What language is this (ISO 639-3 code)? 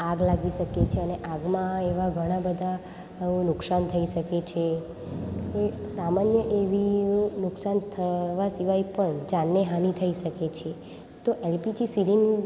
guj